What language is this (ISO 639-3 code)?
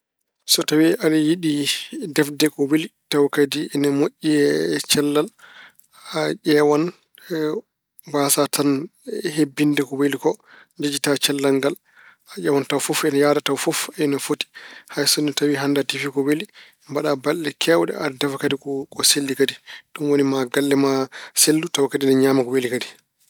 ful